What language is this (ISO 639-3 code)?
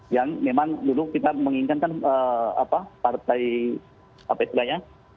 ind